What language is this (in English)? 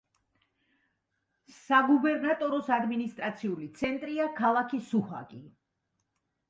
Georgian